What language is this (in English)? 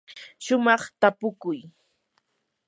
Yanahuanca Pasco Quechua